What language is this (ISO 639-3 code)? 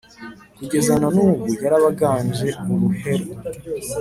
kin